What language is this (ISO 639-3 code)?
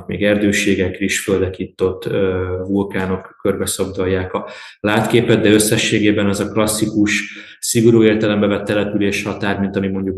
hun